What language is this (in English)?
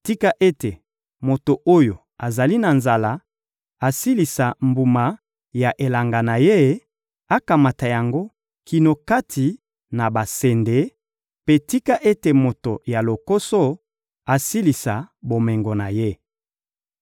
Lingala